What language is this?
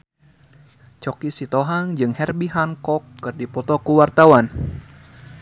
Sundanese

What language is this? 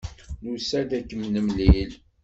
Kabyle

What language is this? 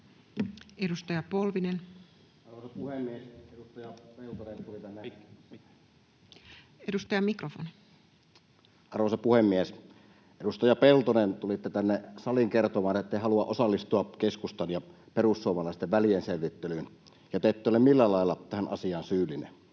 Finnish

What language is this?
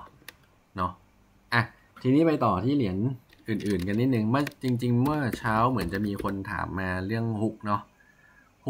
Thai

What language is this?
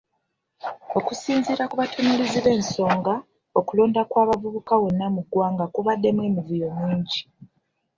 Ganda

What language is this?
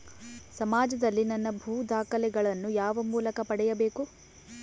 Kannada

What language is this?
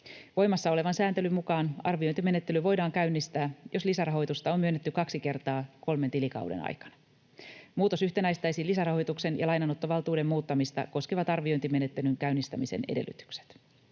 Finnish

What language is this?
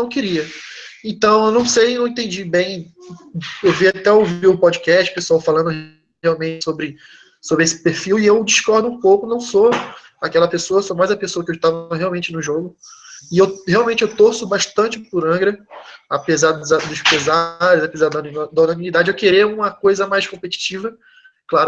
Portuguese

